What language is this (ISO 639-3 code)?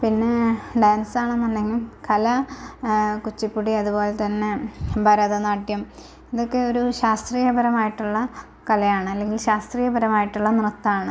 mal